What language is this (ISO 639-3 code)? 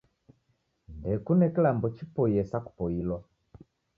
dav